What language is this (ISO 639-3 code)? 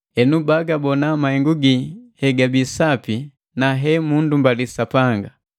mgv